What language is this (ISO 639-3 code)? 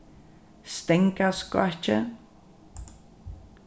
fao